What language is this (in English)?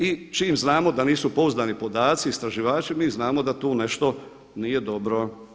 Croatian